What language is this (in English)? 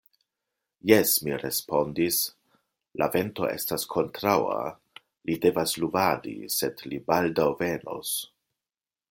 Esperanto